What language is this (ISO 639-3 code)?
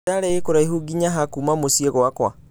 kik